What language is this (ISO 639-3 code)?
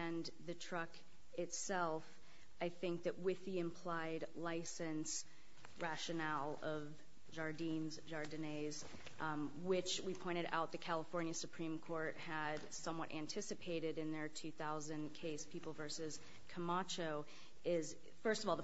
eng